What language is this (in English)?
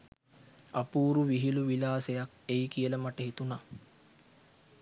Sinhala